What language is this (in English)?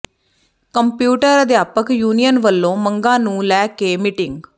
Punjabi